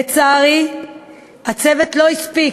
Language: Hebrew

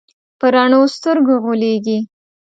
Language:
Pashto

